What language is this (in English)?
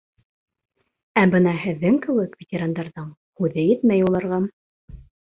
Bashkir